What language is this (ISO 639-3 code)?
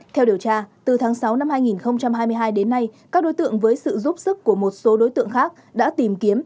vie